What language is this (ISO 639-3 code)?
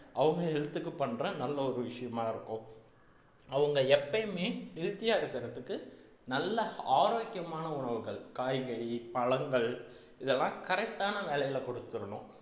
tam